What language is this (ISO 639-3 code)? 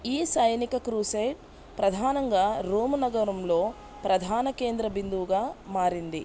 tel